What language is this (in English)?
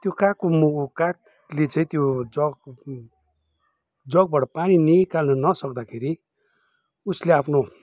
Nepali